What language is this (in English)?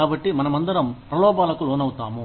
Telugu